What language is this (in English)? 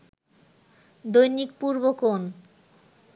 Bangla